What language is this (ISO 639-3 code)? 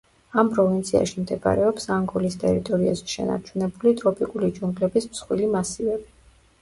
kat